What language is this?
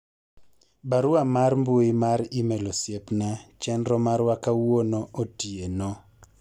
Luo (Kenya and Tanzania)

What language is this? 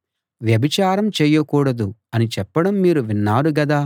Telugu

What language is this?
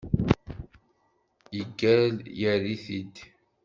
Kabyle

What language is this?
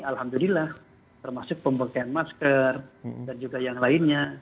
Indonesian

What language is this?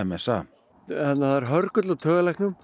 Icelandic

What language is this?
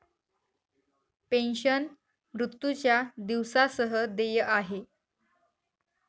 Marathi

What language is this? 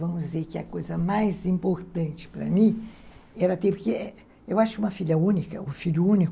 Portuguese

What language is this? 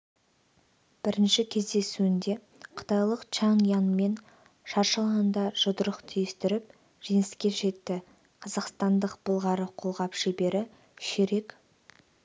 Kazakh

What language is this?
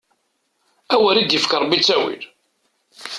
Kabyle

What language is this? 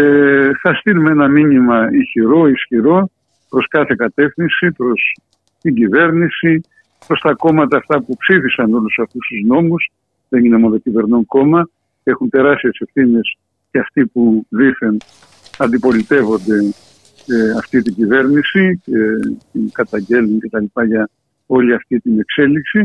Greek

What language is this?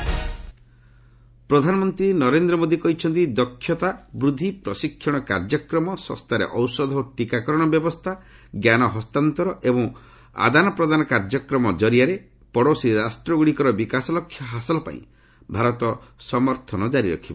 Odia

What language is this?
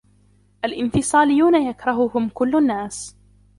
Arabic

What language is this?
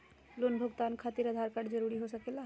Magahi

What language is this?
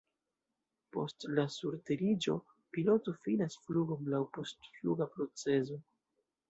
Esperanto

